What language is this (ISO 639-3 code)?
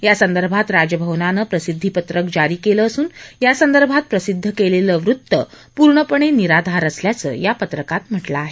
mar